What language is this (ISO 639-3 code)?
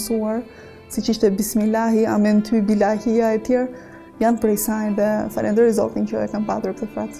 ron